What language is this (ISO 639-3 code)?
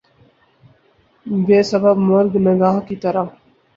urd